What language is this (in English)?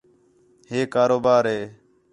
Khetrani